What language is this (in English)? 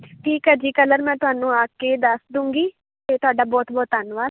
Punjabi